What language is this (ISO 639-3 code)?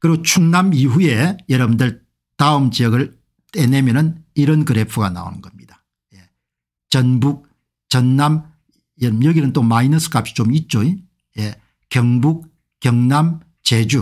kor